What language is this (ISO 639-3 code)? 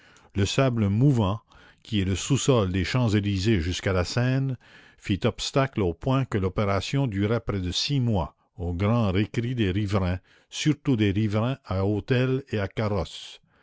fra